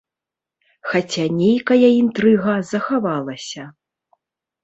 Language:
Belarusian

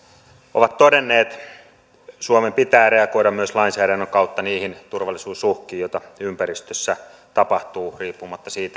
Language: Finnish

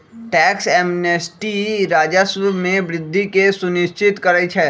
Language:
Magahi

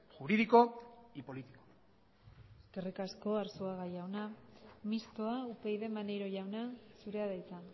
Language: Basque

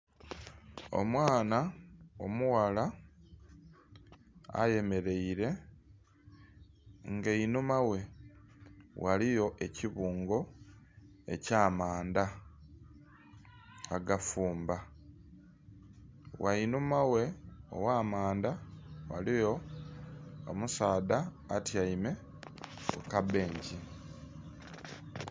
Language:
Soga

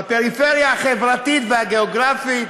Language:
Hebrew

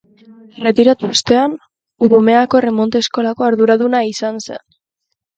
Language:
Basque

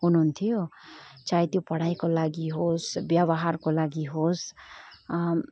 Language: Nepali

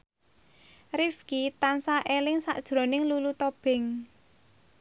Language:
Javanese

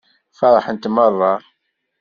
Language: Kabyle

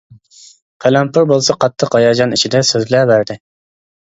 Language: Uyghur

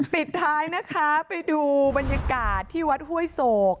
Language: Thai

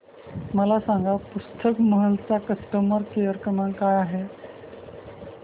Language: Marathi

